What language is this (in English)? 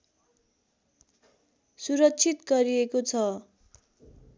Nepali